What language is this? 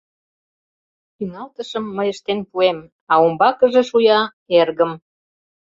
Mari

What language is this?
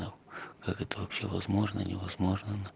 Russian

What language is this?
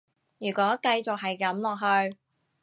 Cantonese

